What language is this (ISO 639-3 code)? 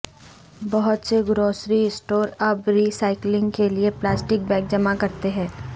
urd